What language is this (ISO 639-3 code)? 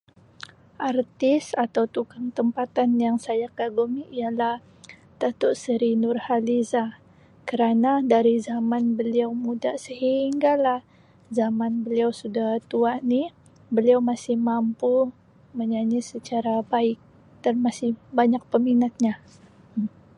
msi